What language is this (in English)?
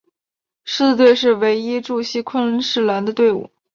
Chinese